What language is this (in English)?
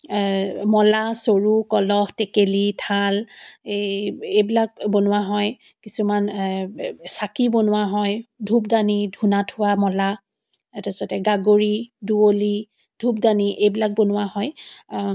Assamese